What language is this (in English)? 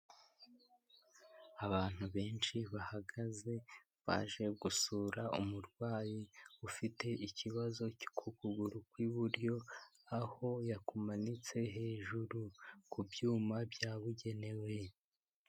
Kinyarwanda